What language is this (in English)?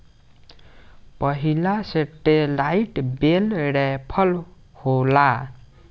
Bhojpuri